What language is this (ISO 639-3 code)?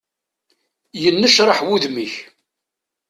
kab